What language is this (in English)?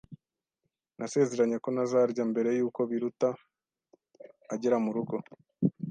Kinyarwanda